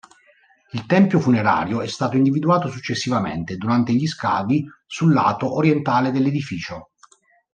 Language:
Italian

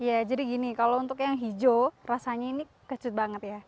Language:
Indonesian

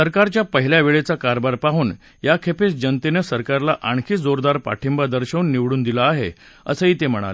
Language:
Marathi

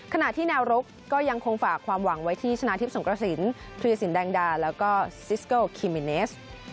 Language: Thai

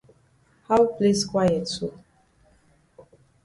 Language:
Cameroon Pidgin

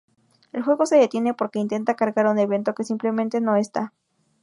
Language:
Spanish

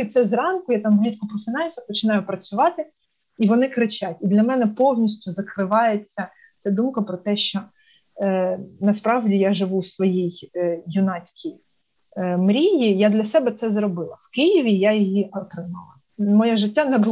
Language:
Ukrainian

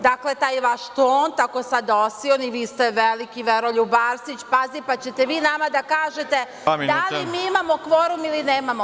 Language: Serbian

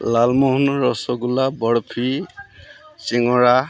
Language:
Assamese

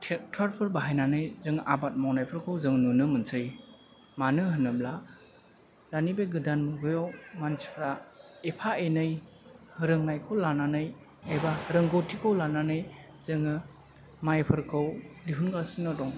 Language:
Bodo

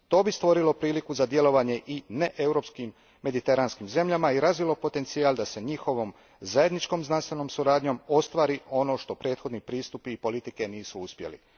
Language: Croatian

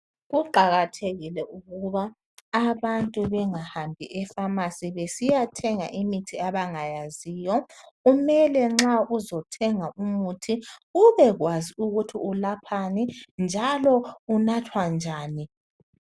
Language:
North Ndebele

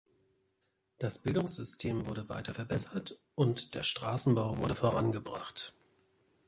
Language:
German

